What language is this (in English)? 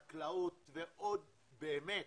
Hebrew